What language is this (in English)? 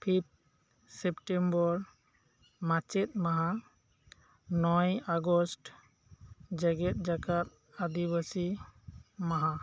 Santali